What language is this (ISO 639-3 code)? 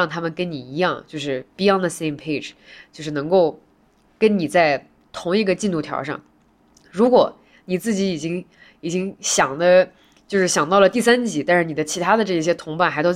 zho